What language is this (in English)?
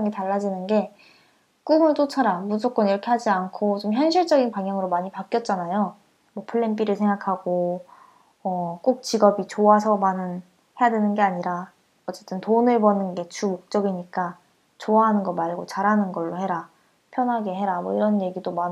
Korean